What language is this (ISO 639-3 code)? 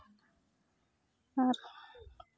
sat